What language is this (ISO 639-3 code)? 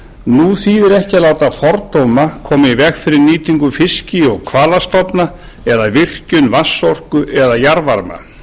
isl